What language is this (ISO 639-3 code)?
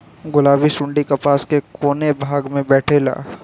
bho